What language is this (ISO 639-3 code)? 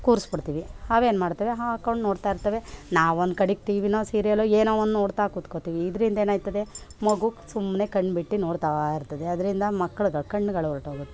kan